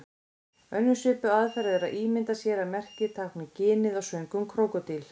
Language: Icelandic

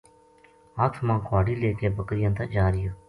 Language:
Gujari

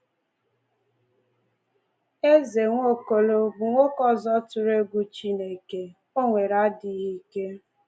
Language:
Igbo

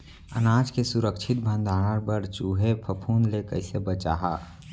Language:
Chhattisgarhi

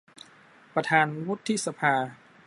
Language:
Thai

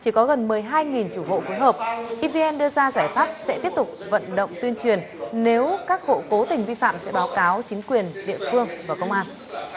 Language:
Vietnamese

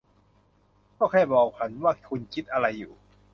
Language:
Thai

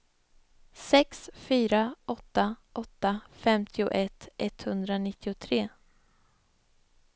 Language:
Swedish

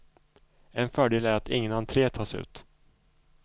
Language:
Swedish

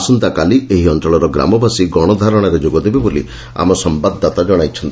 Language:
Odia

